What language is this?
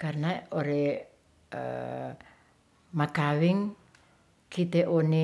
Ratahan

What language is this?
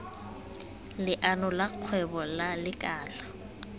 Tswana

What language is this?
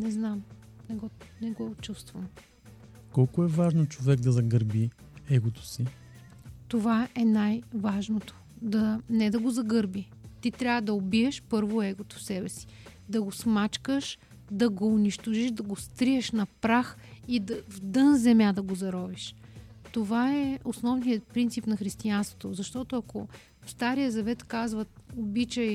Bulgarian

